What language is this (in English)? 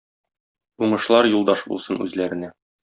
Tatar